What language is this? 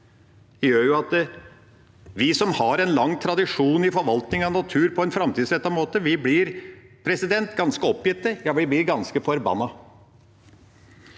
Norwegian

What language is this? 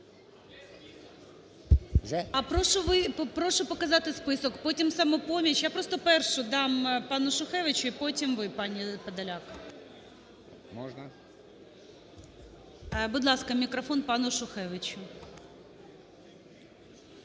Ukrainian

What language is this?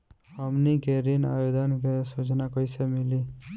Bhojpuri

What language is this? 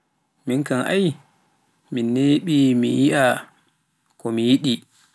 Pular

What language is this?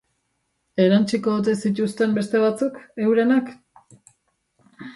Basque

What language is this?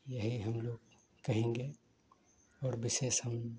Hindi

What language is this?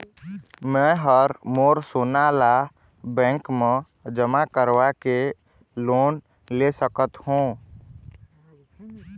Chhattisgarhi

